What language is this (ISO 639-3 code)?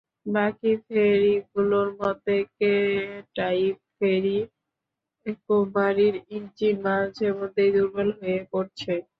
ben